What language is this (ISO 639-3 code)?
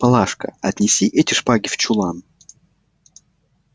rus